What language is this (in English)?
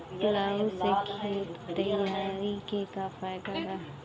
Bhojpuri